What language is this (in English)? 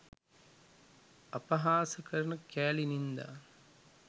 Sinhala